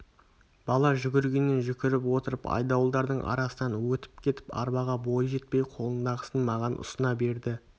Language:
Kazakh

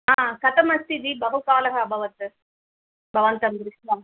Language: Sanskrit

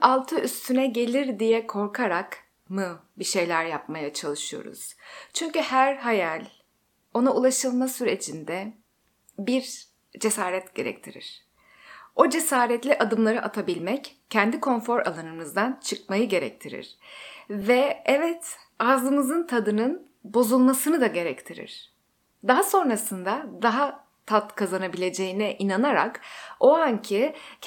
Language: Turkish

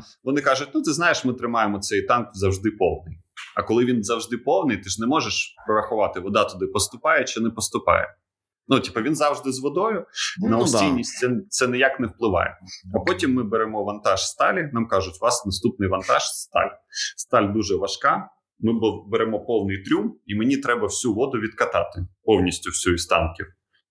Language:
Ukrainian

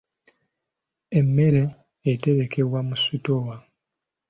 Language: Ganda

